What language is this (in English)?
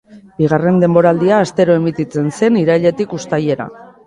Basque